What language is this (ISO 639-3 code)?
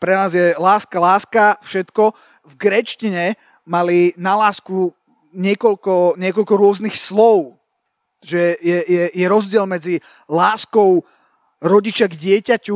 slk